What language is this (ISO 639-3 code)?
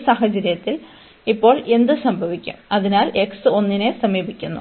mal